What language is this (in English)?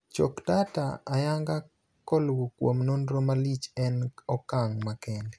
Luo (Kenya and Tanzania)